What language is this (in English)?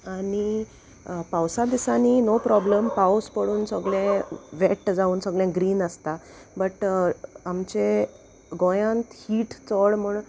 Konkani